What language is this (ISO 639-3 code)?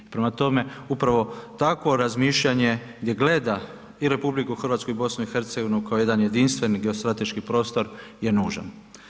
hrv